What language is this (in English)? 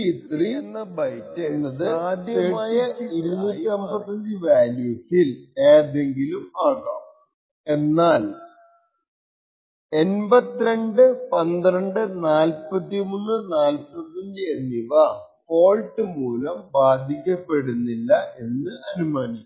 Malayalam